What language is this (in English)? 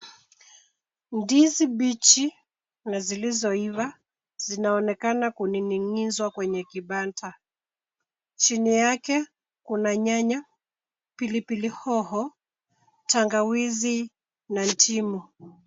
Swahili